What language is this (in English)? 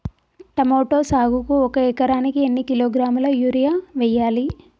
Telugu